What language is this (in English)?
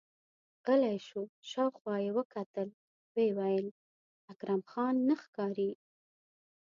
Pashto